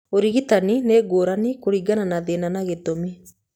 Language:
Kikuyu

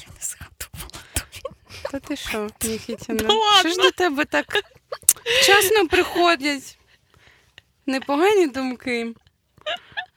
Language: Ukrainian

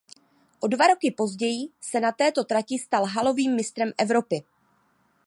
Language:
Czech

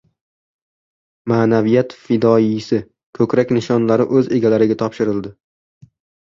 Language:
Uzbek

